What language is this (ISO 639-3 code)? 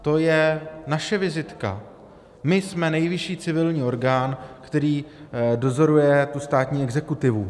ces